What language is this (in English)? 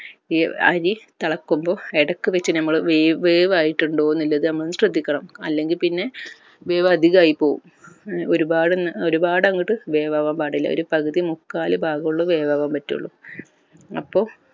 Malayalam